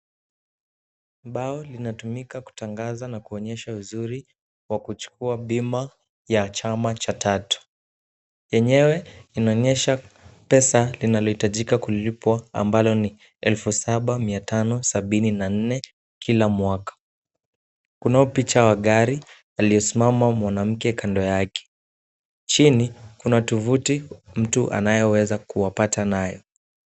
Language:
Swahili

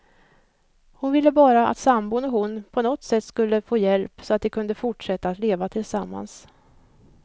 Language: Swedish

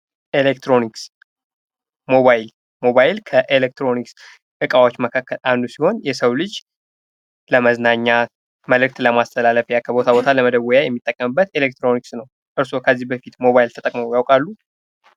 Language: Amharic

